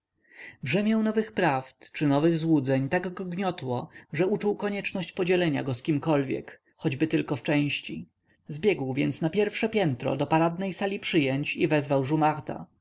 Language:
Polish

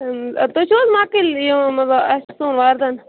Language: Kashmiri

